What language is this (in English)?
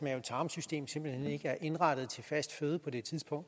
Danish